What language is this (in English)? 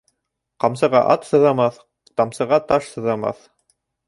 Bashkir